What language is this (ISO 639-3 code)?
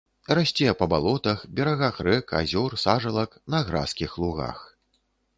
bel